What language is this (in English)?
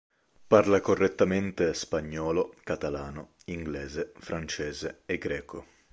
Italian